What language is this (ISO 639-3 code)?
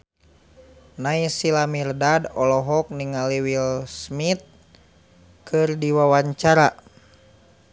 sun